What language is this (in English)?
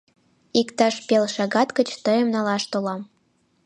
Mari